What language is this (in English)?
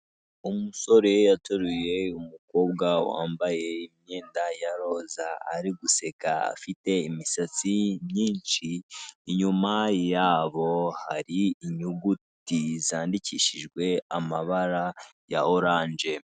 Kinyarwanda